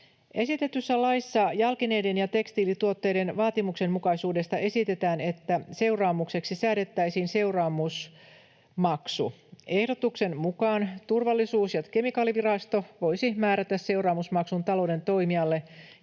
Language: Finnish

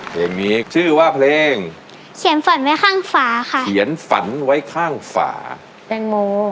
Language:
Thai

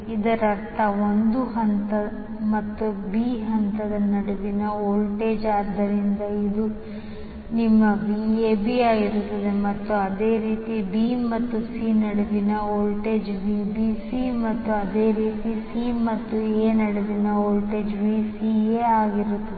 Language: Kannada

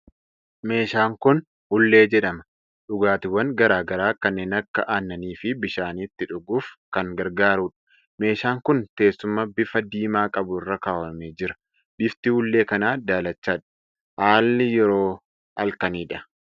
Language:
Oromo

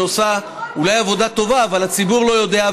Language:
Hebrew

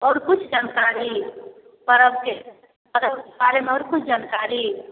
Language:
Maithili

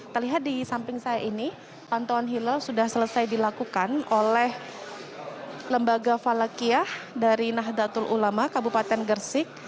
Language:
Indonesian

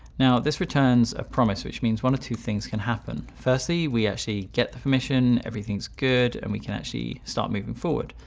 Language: English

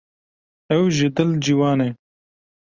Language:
Kurdish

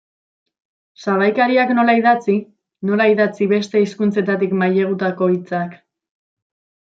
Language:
Basque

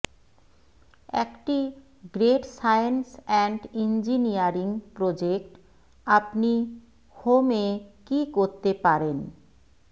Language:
Bangla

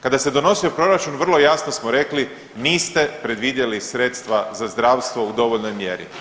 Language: Croatian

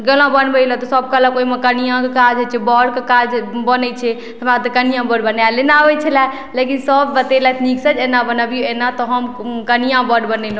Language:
Maithili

